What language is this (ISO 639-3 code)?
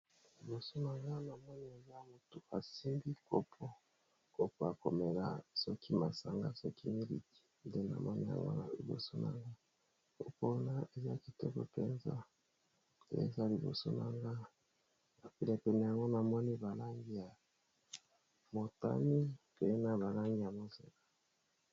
lin